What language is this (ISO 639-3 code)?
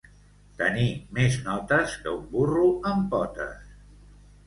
cat